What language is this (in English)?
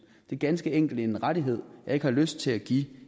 Danish